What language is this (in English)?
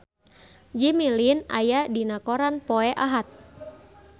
Sundanese